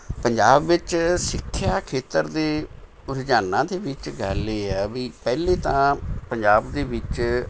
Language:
Punjabi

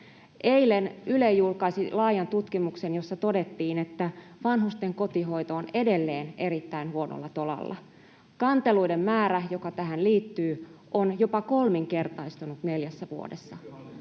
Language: Finnish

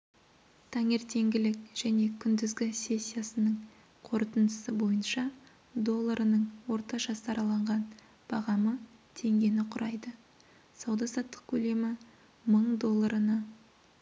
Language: Kazakh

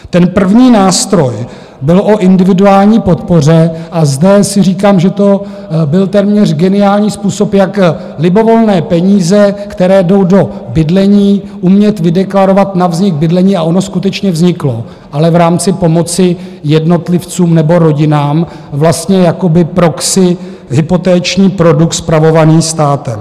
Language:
Czech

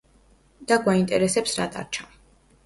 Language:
Georgian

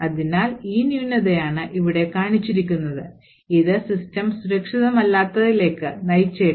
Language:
Malayalam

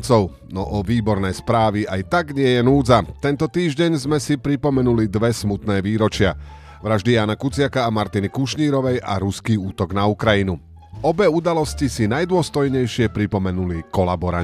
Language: Slovak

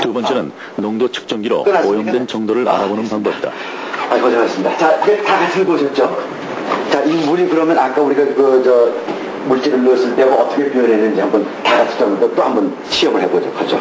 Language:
Korean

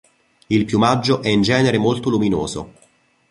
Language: Italian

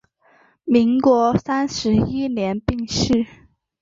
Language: Chinese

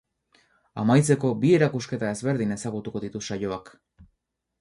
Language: Basque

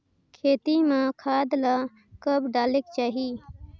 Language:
Chhattisgarhi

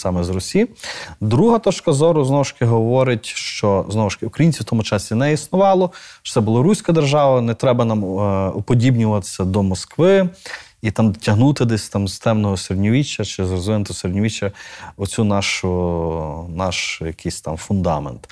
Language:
Ukrainian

